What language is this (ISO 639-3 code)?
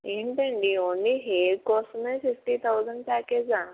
tel